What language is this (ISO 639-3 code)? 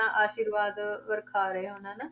pan